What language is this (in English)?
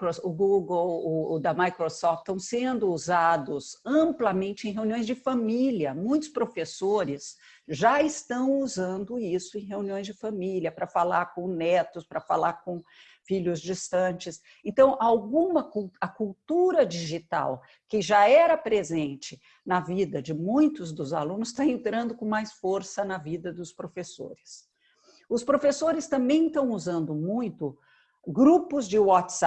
Portuguese